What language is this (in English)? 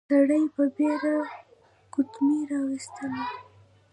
Pashto